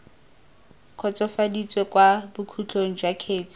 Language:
Tswana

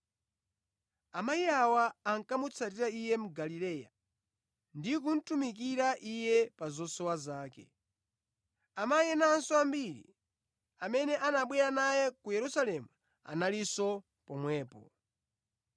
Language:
Nyanja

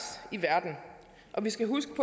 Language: Danish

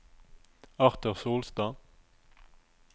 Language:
Norwegian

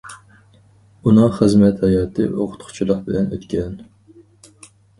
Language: Uyghur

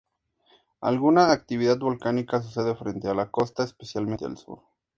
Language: Spanish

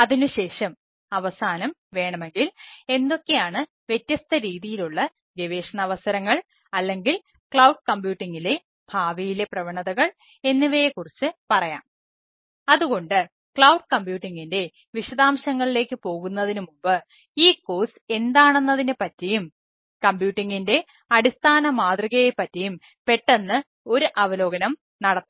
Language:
Malayalam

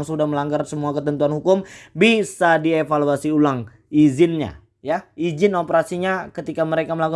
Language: Indonesian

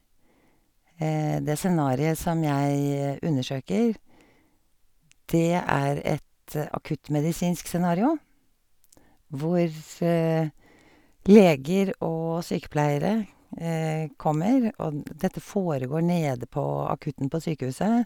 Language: Norwegian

